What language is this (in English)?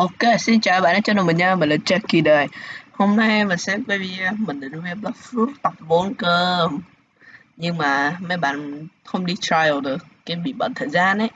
Vietnamese